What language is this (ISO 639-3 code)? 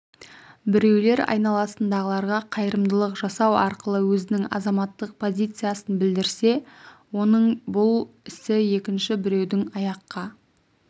kaz